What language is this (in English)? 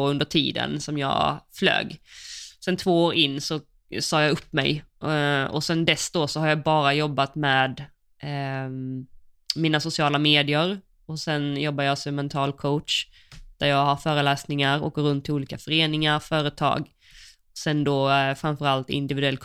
Swedish